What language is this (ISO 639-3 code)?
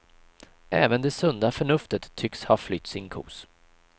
swe